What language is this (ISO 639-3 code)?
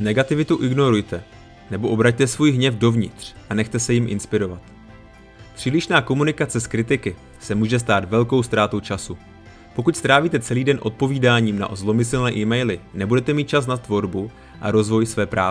ces